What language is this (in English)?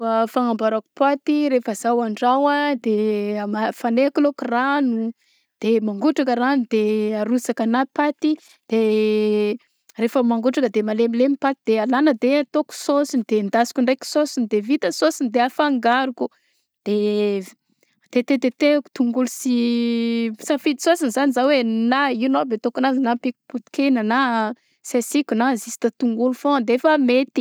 Southern Betsimisaraka Malagasy